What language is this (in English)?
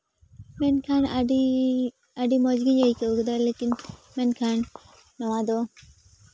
Santali